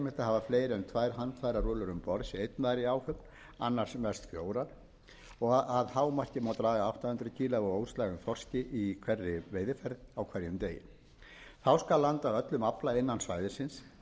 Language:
Icelandic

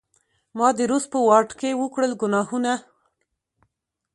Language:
Pashto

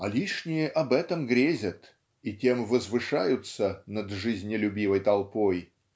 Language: Russian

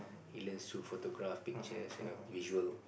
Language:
English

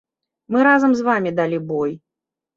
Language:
Belarusian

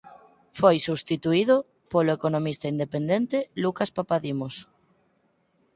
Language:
Galician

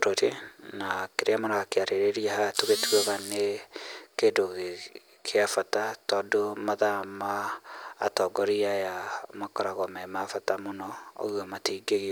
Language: Kikuyu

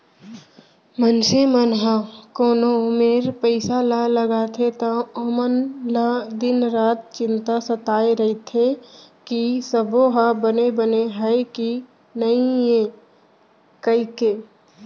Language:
Chhattisgarhi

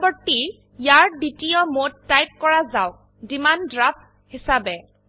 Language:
Assamese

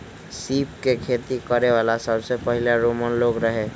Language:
Magahi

